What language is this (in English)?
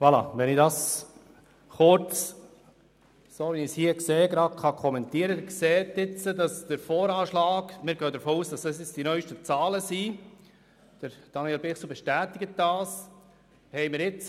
Swiss German